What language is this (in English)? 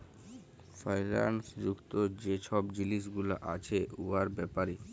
Bangla